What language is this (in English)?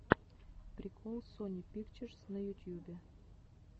Russian